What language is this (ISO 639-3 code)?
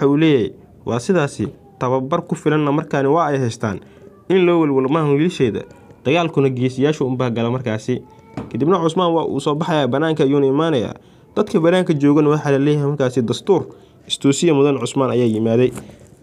ara